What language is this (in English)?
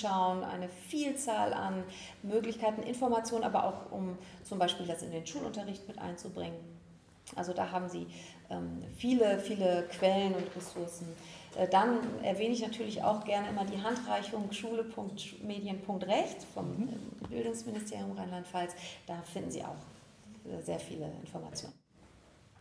German